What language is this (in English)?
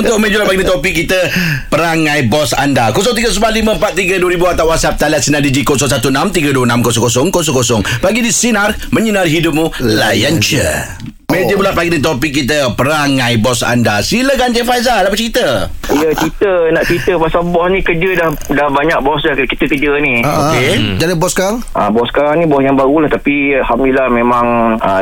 Malay